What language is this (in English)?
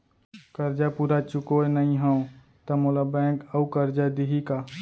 Chhattisgarhi